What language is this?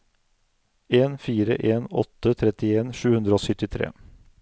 Norwegian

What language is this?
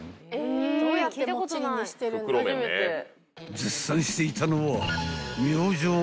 Japanese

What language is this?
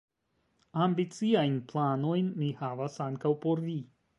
Esperanto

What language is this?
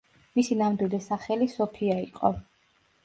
Georgian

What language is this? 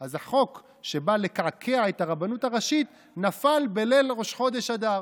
Hebrew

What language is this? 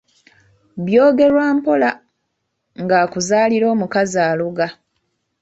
Ganda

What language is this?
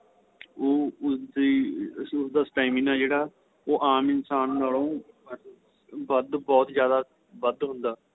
Punjabi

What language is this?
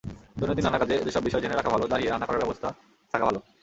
Bangla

